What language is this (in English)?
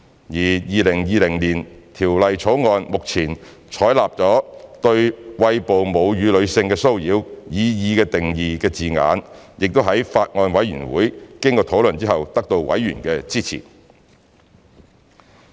Cantonese